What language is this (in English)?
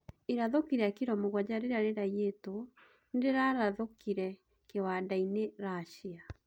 Kikuyu